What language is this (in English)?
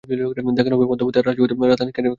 Bangla